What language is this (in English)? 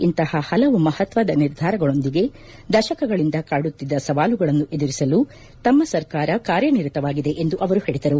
Kannada